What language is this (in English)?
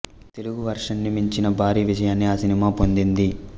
Telugu